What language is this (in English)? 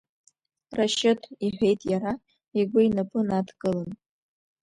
Abkhazian